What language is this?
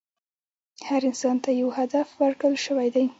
Pashto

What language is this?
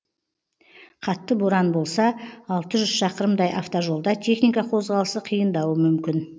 Kazakh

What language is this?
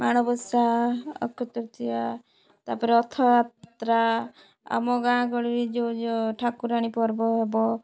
Odia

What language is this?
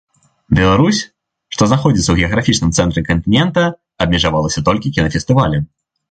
Belarusian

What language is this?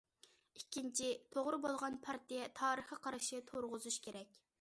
Uyghur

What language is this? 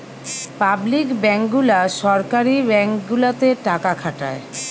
Bangla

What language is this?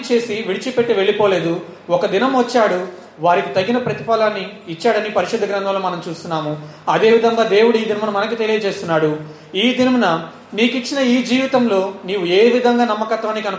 Telugu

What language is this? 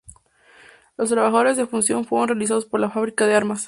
Spanish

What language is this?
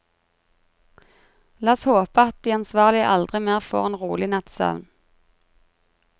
Norwegian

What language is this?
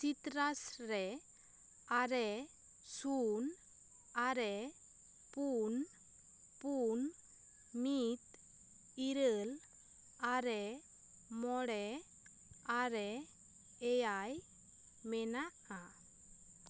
Santali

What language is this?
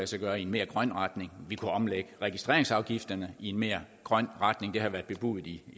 Danish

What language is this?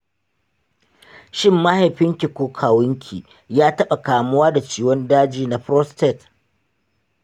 Hausa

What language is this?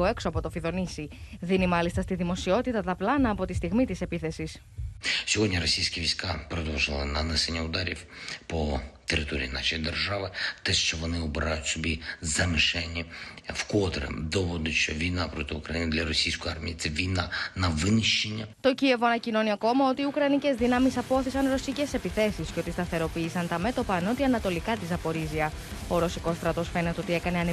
Greek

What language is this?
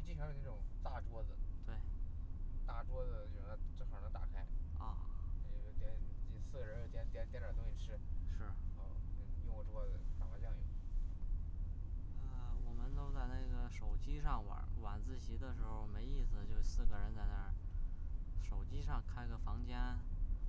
Chinese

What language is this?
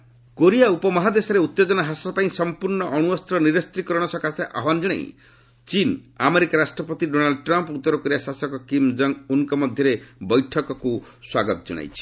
Odia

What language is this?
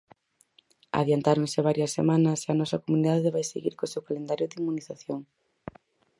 Galician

